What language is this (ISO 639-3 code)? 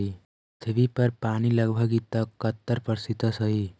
mag